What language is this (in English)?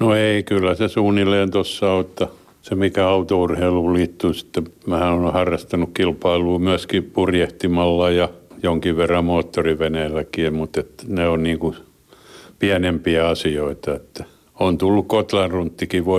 Finnish